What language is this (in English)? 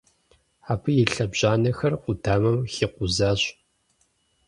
Kabardian